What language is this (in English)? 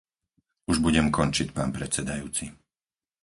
Slovak